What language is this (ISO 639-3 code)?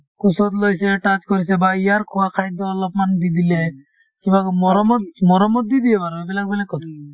asm